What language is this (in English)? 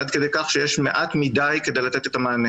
Hebrew